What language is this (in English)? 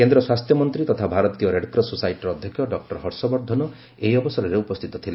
Odia